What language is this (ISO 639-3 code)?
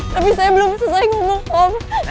ind